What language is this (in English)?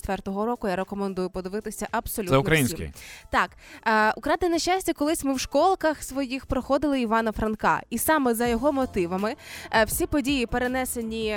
Ukrainian